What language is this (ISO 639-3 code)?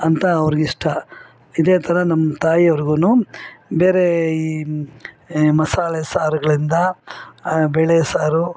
kan